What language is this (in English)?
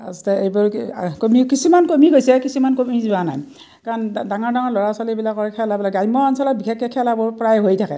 Assamese